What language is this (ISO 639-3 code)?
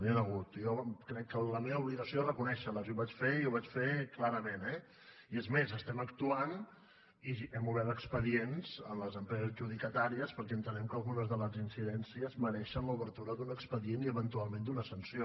cat